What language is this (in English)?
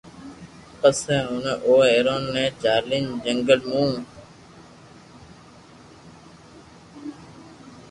Loarki